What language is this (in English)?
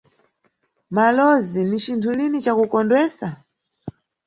Nyungwe